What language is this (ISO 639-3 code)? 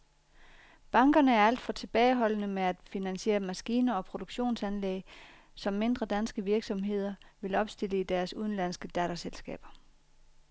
dan